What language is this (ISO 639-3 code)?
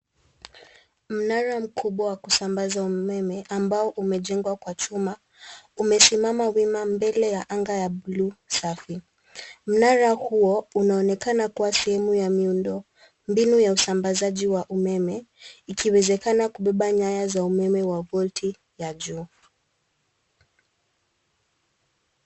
swa